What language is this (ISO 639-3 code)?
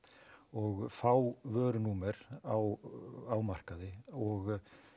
isl